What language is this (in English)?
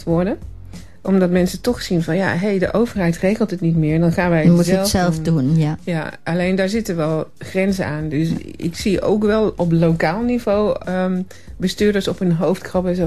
Dutch